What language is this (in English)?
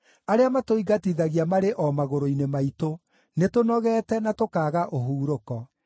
Kikuyu